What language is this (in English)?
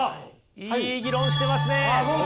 Japanese